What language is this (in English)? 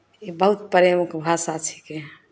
Maithili